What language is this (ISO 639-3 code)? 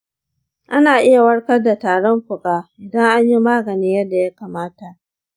hau